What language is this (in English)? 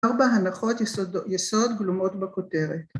Hebrew